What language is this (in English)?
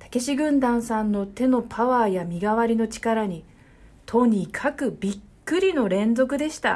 Japanese